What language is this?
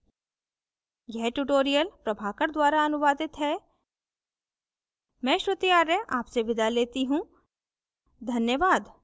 Hindi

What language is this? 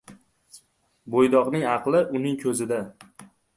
Uzbek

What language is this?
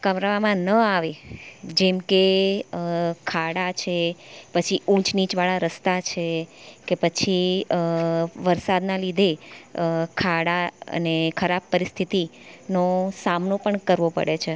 Gujarati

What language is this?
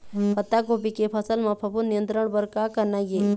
Chhattisgarhi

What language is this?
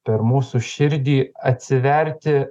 Lithuanian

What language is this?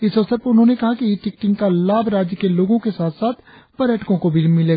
Hindi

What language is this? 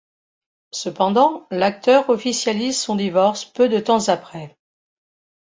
French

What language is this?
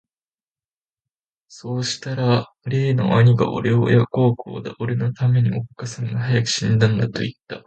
Japanese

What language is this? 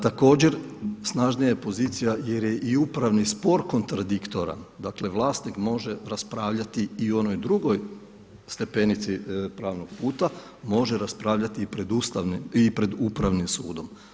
Croatian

